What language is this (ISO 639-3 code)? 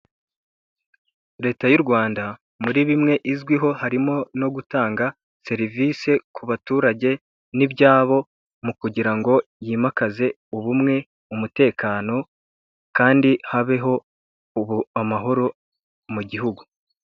kin